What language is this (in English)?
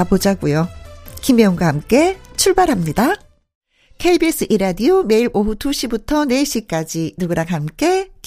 Korean